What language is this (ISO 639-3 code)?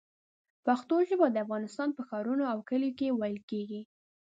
pus